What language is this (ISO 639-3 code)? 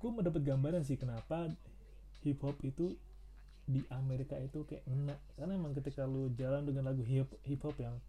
ind